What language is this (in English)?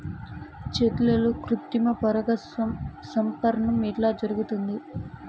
Telugu